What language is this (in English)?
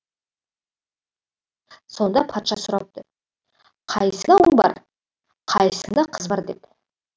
Kazakh